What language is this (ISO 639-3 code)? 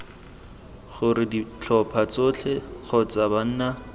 tsn